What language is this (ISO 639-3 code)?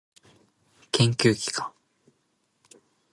jpn